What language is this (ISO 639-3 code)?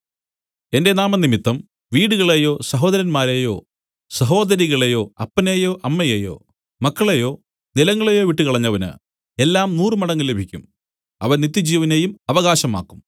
mal